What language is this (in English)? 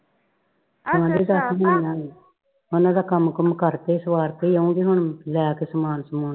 Punjabi